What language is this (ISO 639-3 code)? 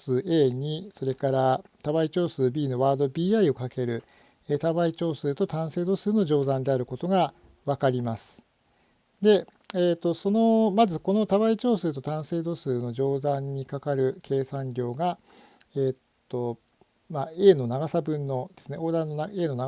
jpn